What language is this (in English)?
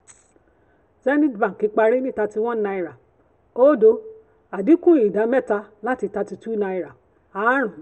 Yoruba